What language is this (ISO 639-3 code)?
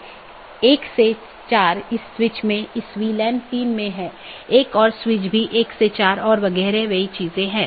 hin